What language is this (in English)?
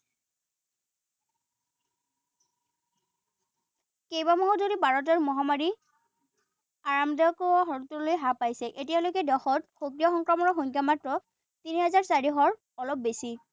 Assamese